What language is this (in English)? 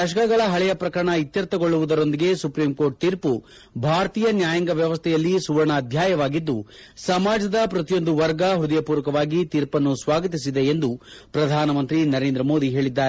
Kannada